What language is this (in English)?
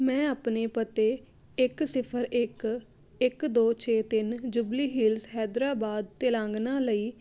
Punjabi